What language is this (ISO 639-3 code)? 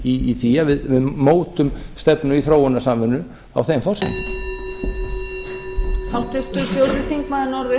isl